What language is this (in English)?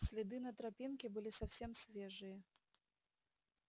Russian